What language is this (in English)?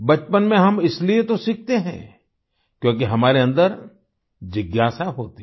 Hindi